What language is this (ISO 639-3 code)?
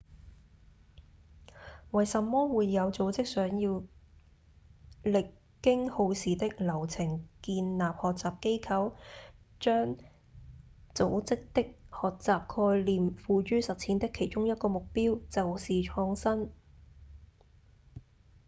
yue